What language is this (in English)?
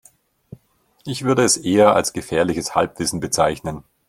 German